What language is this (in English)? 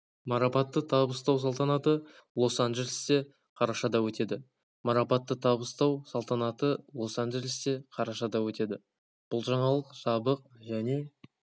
Kazakh